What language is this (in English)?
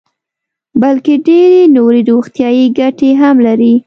Pashto